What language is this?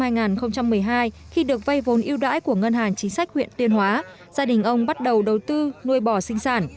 Vietnamese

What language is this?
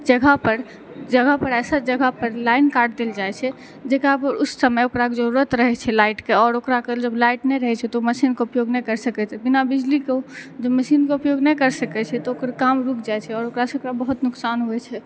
Maithili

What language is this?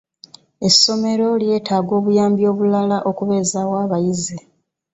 Ganda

